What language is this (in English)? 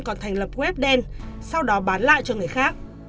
Vietnamese